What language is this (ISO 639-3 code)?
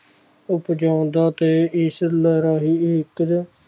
pan